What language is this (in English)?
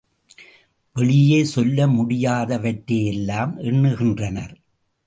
Tamil